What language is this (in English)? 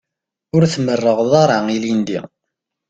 Kabyle